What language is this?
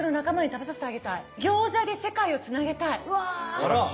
Japanese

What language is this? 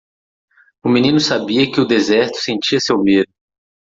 Portuguese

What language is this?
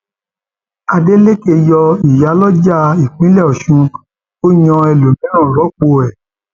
Yoruba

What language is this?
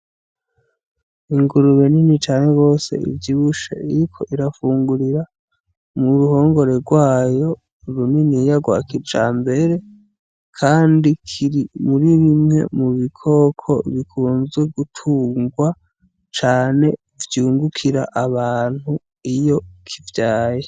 Rundi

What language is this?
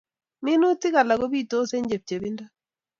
Kalenjin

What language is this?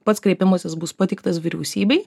Lithuanian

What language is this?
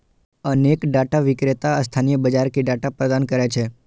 Maithili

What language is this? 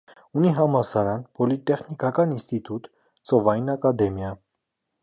Armenian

